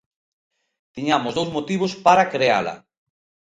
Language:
Galician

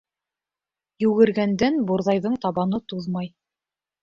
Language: Bashkir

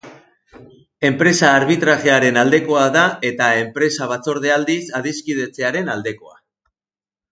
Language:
Basque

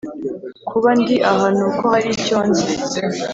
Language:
Kinyarwanda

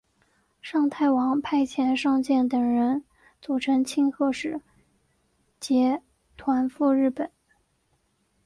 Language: Chinese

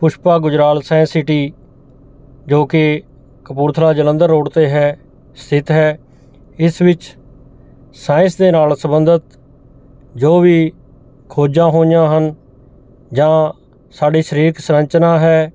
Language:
Punjabi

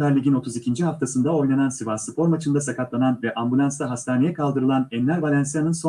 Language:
Turkish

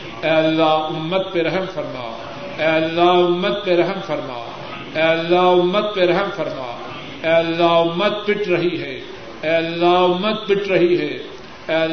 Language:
Urdu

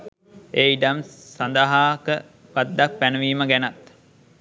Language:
Sinhala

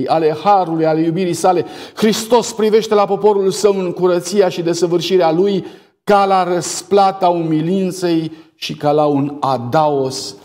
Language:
Romanian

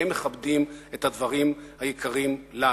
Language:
Hebrew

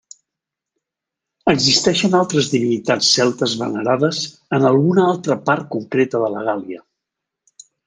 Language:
Catalan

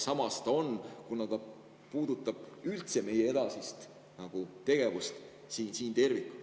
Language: Estonian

